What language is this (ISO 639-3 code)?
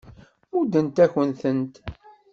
kab